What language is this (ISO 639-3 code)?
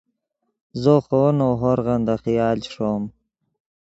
ydg